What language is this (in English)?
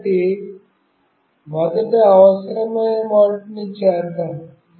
Telugu